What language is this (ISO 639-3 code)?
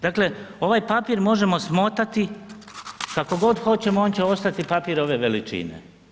hrv